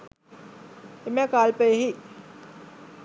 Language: Sinhala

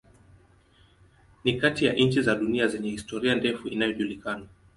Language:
Swahili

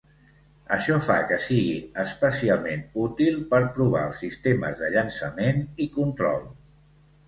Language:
Catalan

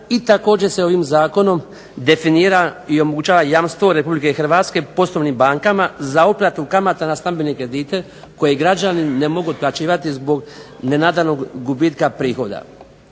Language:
Croatian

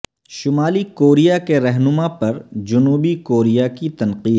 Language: Urdu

